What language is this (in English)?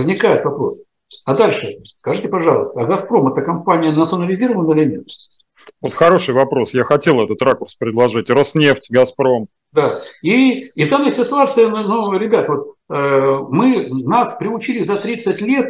Russian